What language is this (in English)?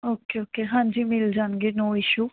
Punjabi